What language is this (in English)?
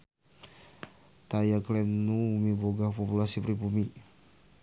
Sundanese